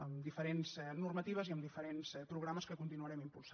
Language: Catalan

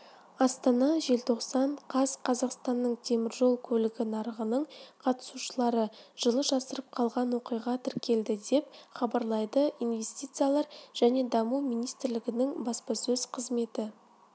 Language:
Kazakh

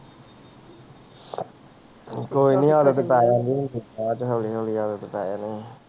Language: Punjabi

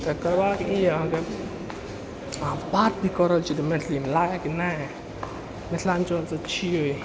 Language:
Maithili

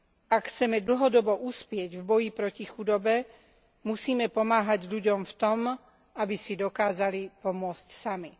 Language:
Slovak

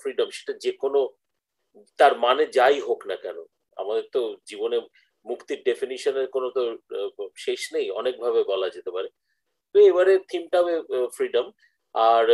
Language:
Bangla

